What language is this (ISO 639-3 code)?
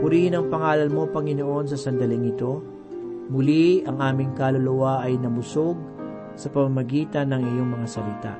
fil